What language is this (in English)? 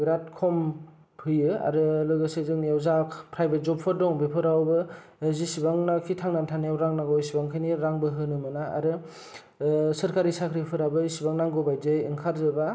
Bodo